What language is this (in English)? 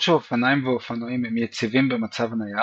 Hebrew